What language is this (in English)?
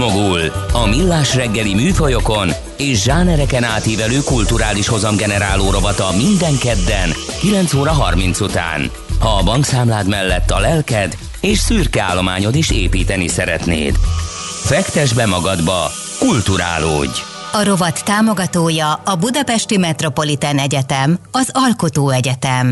Hungarian